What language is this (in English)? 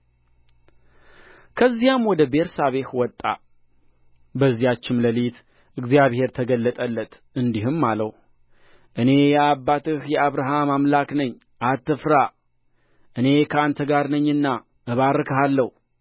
Amharic